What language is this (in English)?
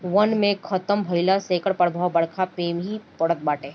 Bhojpuri